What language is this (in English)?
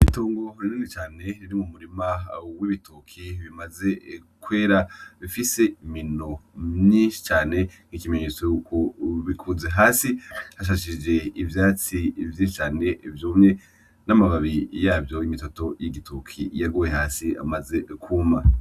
Rundi